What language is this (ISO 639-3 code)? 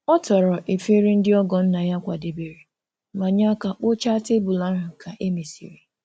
ibo